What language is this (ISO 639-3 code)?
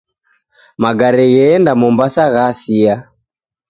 dav